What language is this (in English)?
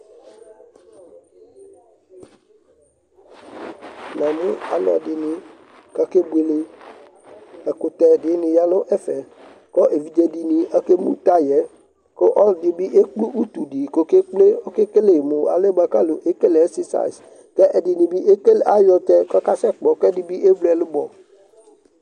Ikposo